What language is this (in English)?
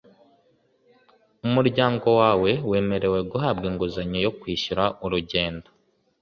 Kinyarwanda